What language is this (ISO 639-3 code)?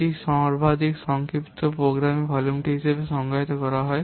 ben